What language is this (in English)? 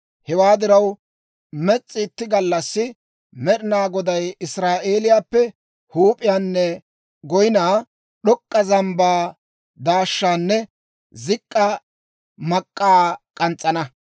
Dawro